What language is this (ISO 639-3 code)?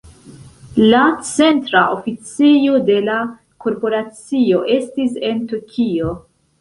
epo